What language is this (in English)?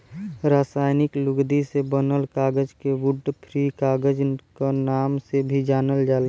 Bhojpuri